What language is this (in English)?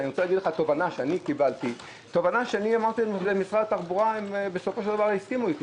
Hebrew